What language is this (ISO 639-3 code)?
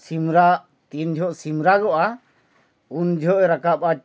sat